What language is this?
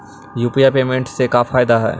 Magahi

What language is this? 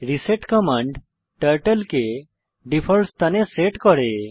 Bangla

